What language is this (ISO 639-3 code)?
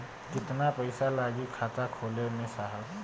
bho